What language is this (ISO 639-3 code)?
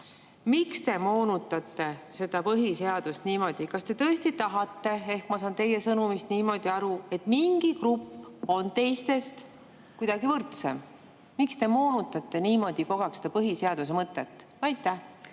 est